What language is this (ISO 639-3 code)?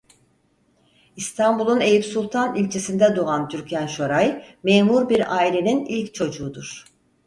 tur